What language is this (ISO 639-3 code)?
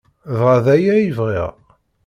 kab